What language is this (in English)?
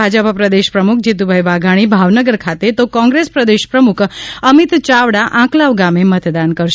Gujarati